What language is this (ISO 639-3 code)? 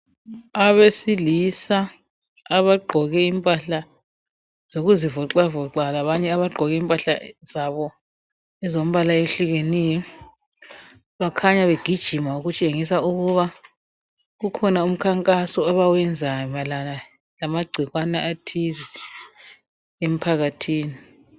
nde